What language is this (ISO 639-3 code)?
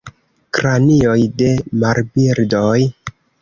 epo